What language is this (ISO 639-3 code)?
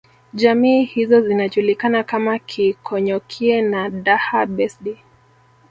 swa